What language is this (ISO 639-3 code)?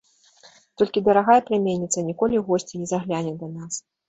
bel